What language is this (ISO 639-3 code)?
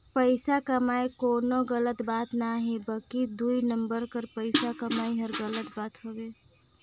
hne